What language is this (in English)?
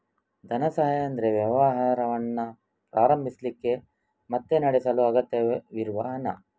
Kannada